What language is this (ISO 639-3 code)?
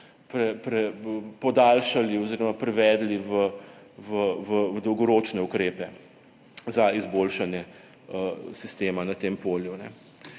slv